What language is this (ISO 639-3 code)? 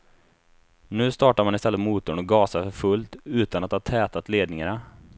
swe